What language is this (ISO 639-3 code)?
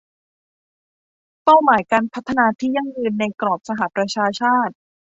tha